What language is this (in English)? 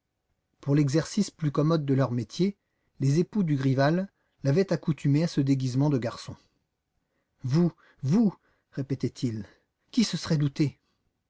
French